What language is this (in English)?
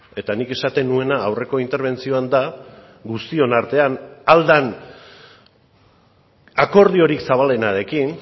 Basque